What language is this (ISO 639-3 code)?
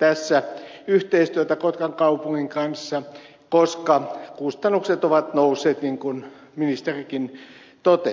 fin